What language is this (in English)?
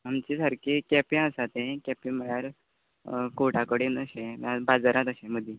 Konkani